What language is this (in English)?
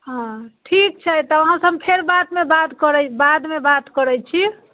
Maithili